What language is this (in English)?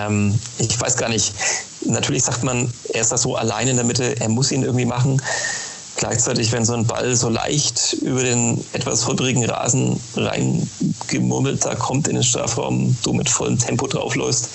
German